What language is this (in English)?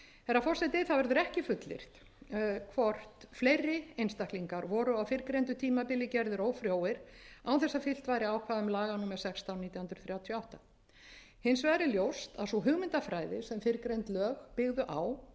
Icelandic